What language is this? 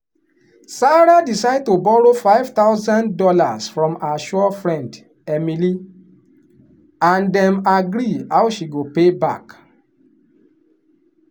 Nigerian Pidgin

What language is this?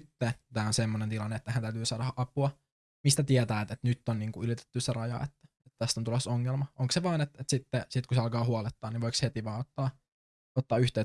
Finnish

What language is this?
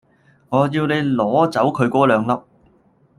Cantonese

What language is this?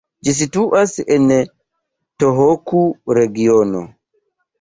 Esperanto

